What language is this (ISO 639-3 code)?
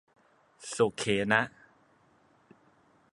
tha